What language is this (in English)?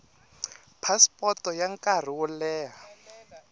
Tsonga